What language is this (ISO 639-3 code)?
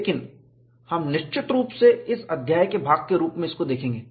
hin